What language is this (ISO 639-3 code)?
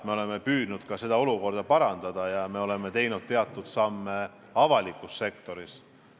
est